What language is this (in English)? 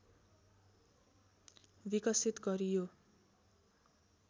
Nepali